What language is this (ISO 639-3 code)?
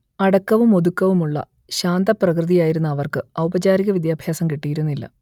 mal